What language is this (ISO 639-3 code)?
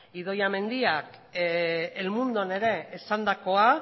eus